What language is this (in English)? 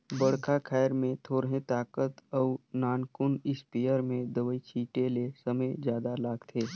Chhattisgarhi